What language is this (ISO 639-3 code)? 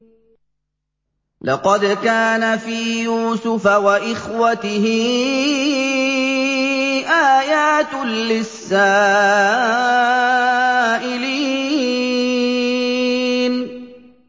ara